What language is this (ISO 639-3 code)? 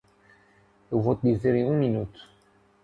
por